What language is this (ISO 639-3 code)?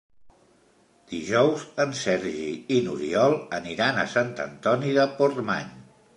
cat